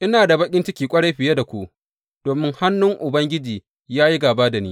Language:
Hausa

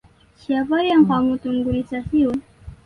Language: Indonesian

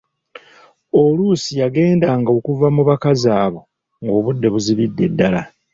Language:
Ganda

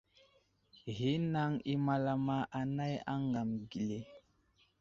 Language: Wuzlam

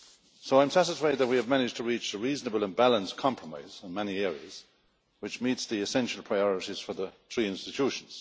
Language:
English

